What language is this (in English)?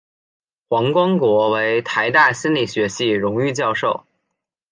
Chinese